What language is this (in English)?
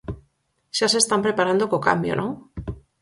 Galician